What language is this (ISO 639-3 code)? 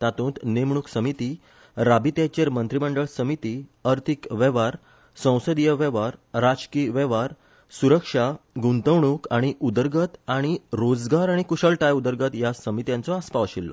kok